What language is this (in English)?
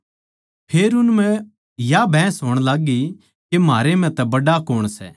Haryanvi